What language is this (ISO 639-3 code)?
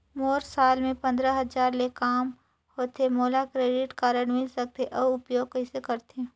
hne